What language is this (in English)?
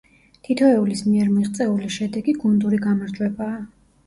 Georgian